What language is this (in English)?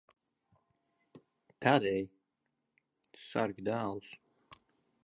Latvian